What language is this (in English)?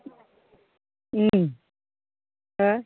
Bodo